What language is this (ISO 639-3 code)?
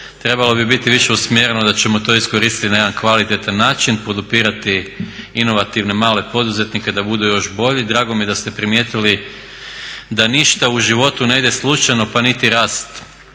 hrv